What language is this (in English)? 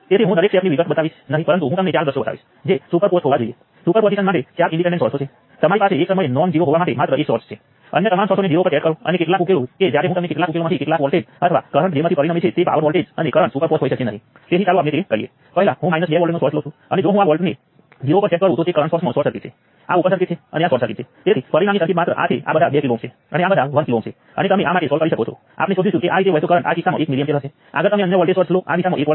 Gujarati